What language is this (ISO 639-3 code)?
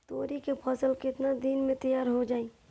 bho